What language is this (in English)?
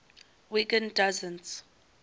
English